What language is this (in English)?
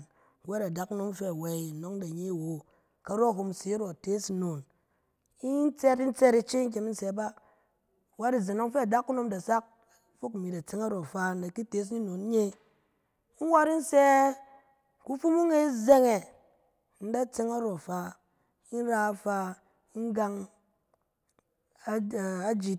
Cen